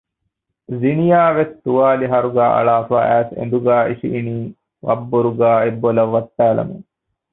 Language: Divehi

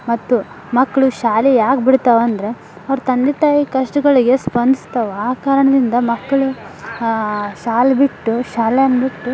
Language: Kannada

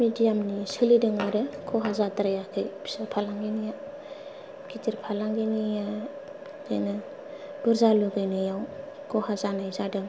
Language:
Bodo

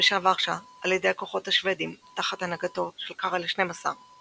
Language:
Hebrew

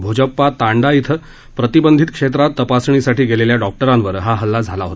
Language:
Marathi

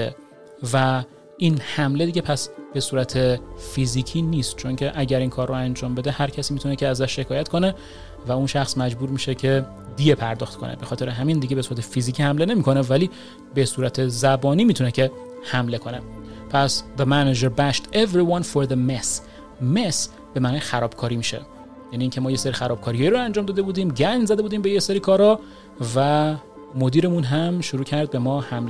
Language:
Persian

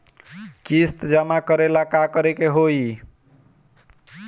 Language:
Bhojpuri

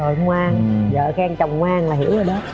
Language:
Vietnamese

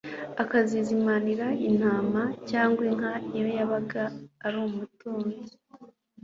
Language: Kinyarwanda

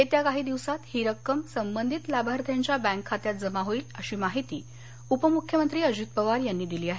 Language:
Marathi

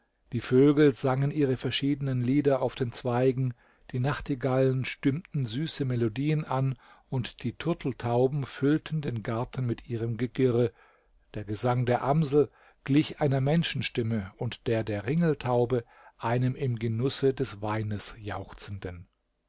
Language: German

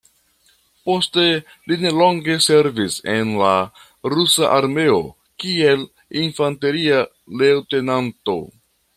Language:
Esperanto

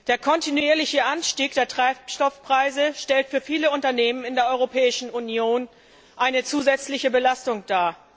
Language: German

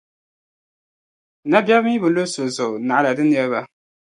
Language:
Dagbani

